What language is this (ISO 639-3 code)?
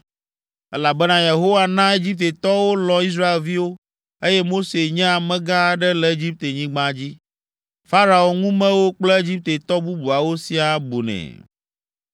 ewe